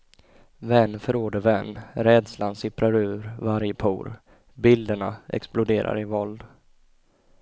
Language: Swedish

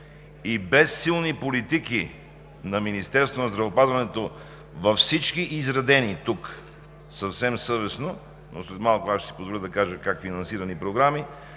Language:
Bulgarian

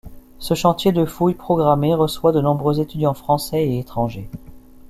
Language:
French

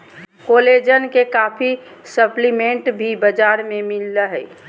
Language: Magahi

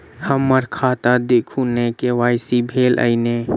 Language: Maithili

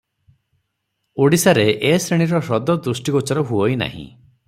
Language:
Odia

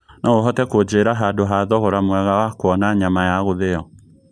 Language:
Kikuyu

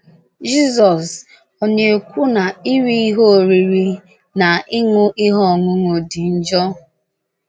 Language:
Igbo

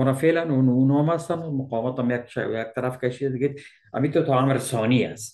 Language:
Persian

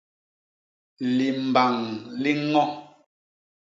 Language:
Basaa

